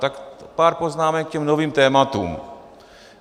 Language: Czech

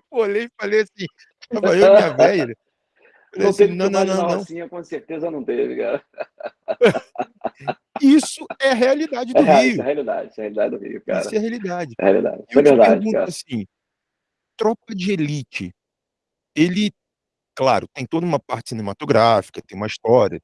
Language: Portuguese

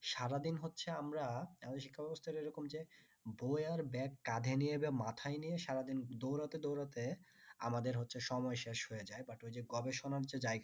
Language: Bangla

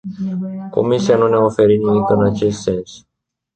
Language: Romanian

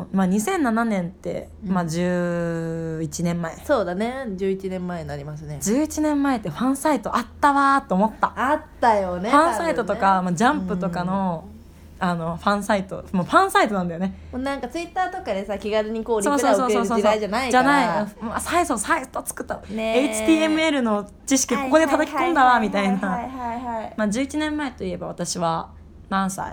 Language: Japanese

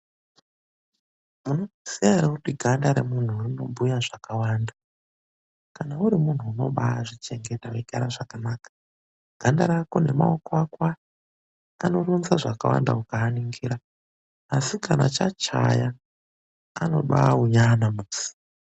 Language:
Ndau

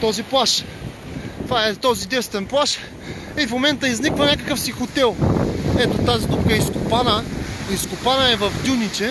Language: Bulgarian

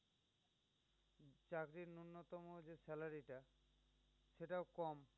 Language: Bangla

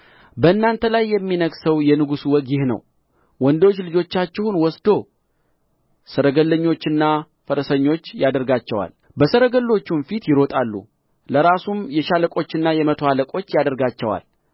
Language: Amharic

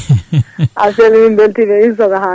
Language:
Fula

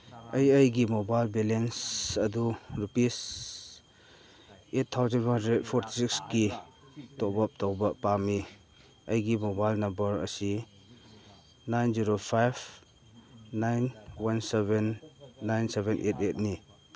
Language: Manipuri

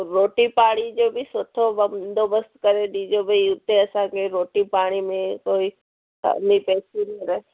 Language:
Sindhi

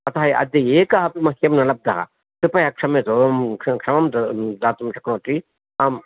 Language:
Sanskrit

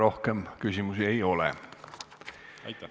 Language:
Estonian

